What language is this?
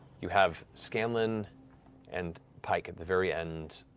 English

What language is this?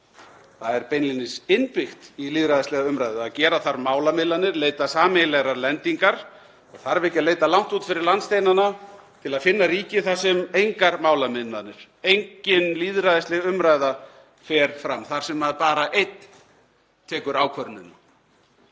Icelandic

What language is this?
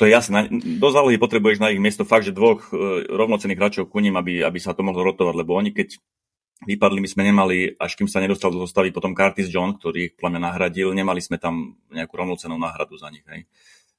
Slovak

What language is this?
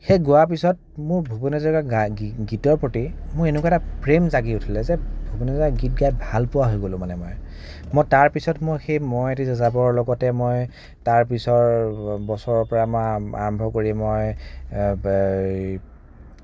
Assamese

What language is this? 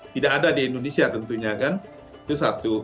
Indonesian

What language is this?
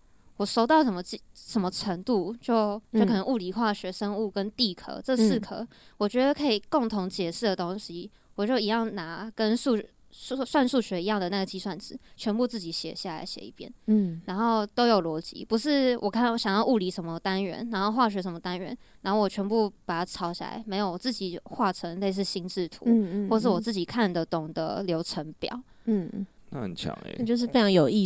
Chinese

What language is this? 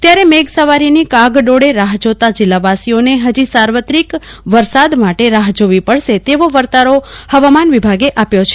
Gujarati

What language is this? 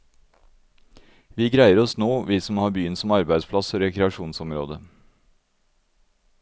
Norwegian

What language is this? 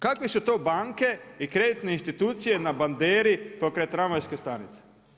Croatian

